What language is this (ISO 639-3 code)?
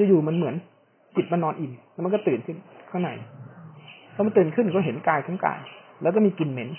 tha